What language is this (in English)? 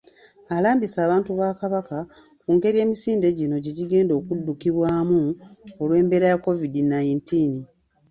Ganda